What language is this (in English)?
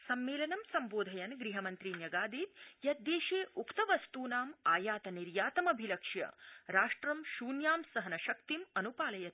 Sanskrit